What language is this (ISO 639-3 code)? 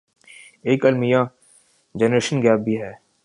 urd